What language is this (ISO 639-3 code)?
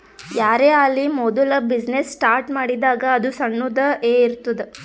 kan